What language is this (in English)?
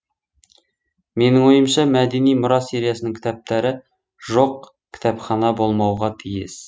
Kazakh